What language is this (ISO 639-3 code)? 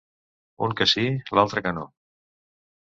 cat